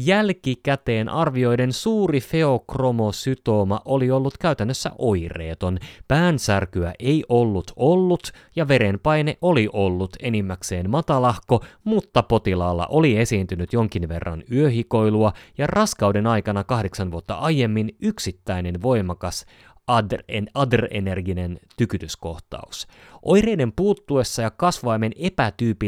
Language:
Finnish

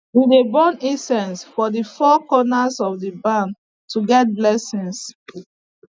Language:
Nigerian Pidgin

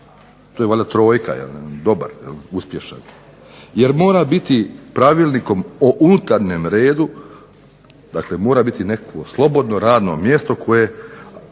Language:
Croatian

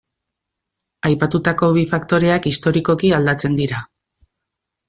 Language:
Basque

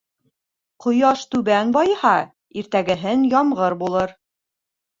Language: Bashkir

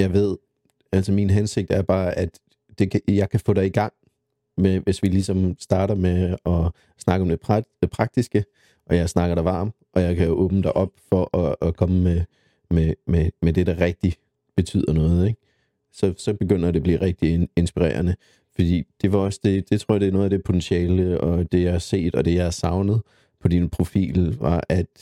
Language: Danish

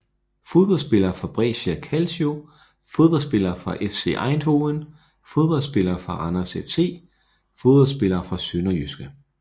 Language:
Danish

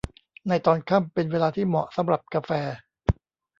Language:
Thai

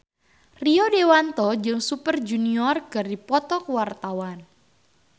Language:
Sundanese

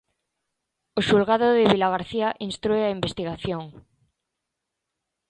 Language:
Galician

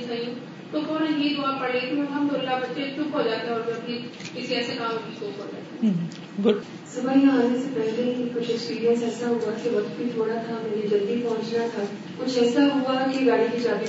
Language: Urdu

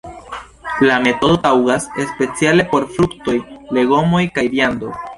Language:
Esperanto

